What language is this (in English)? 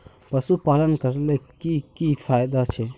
Magahi